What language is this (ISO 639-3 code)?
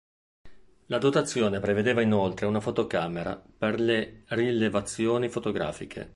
ita